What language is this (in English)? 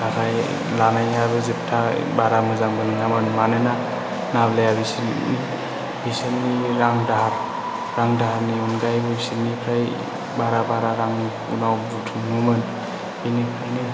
Bodo